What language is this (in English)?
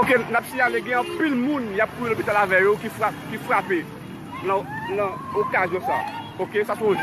French